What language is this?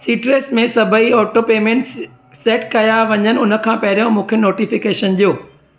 Sindhi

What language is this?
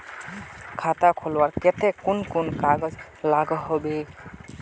Magahi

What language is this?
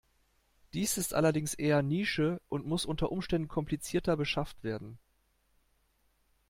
German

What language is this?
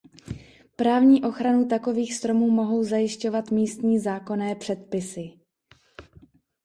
Czech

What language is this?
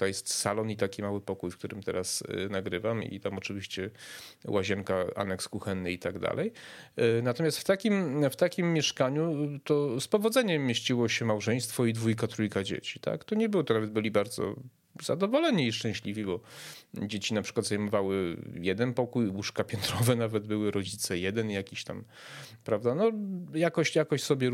Polish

